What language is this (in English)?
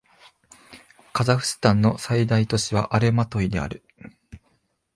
Japanese